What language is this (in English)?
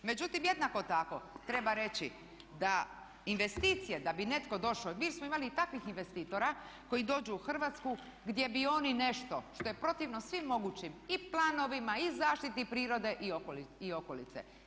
Croatian